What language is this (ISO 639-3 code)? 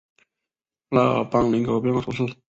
zho